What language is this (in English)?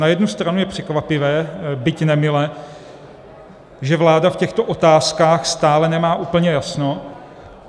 Czech